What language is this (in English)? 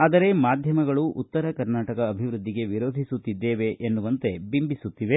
Kannada